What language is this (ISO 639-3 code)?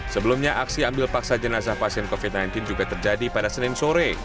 ind